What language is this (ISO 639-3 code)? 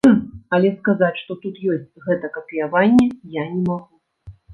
bel